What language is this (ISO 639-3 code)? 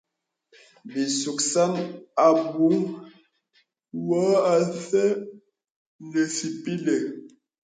beb